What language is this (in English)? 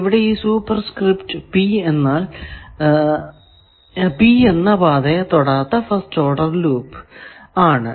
Malayalam